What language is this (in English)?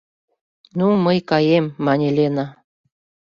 Mari